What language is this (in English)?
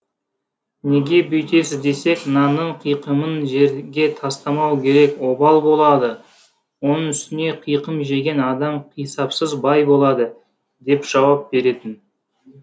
Kazakh